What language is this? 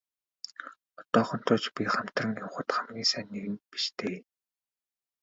Mongolian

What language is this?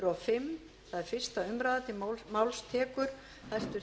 Icelandic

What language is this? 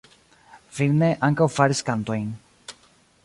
Esperanto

